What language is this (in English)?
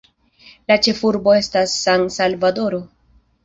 Esperanto